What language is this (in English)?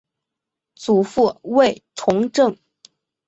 Chinese